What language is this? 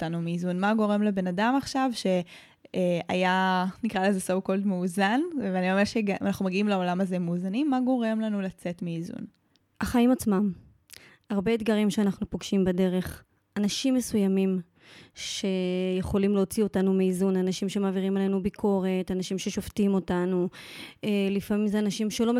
Hebrew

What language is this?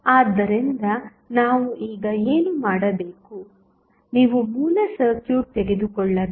Kannada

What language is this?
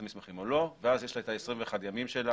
Hebrew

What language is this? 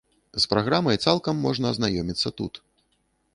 Belarusian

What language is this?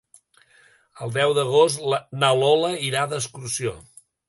Catalan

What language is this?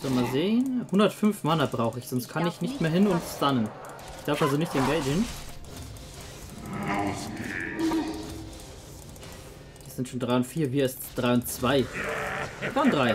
German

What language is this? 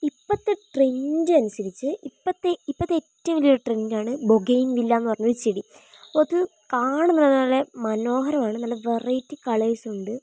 Malayalam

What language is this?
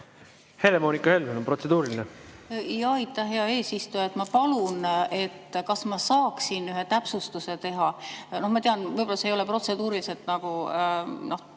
Estonian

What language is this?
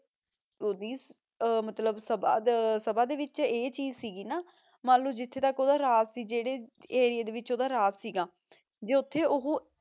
Punjabi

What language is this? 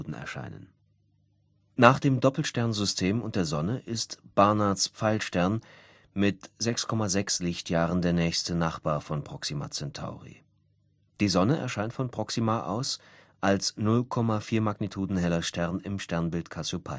German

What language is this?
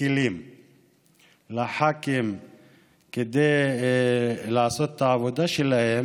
Hebrew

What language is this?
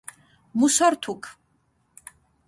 Mingrelian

